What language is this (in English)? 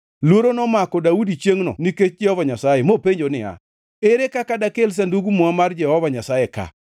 Luo (Kenya and Tanzania)